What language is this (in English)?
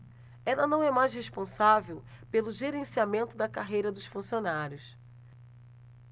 Portuguese